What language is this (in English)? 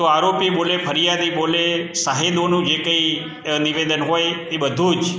Gujarati